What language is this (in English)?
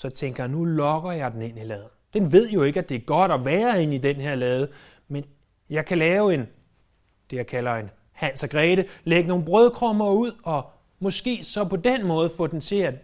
Danish